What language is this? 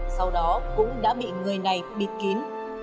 Vietnamese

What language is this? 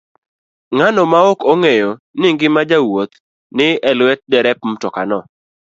Luo (Kenya and Tanzania)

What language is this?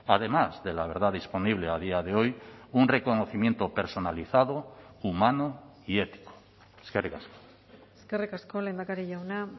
Spanish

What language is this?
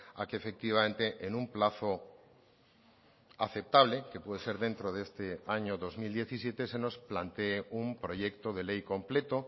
Spanish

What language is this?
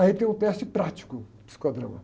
Portuguese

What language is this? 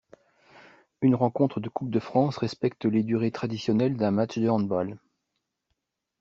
French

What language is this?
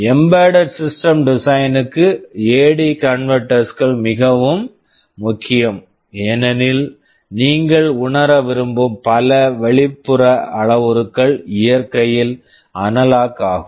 Tamil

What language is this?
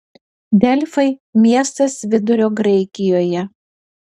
Lithuanian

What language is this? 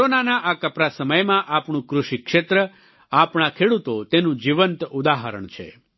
Gujarati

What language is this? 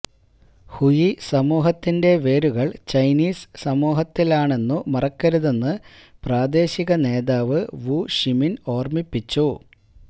Malayalam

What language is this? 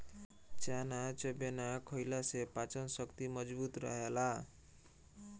Bhojpuri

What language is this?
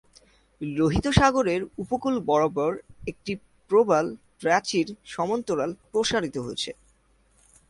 Bangla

